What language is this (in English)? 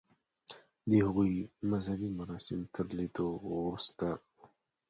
Pashto